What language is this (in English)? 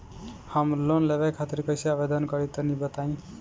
Bhojpuri